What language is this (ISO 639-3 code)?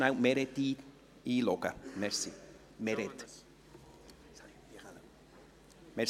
gsw